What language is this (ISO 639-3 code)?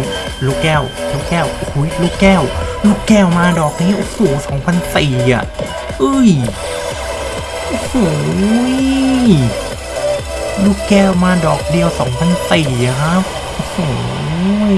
tha